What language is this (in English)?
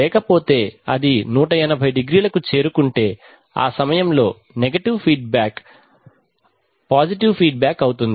Telugu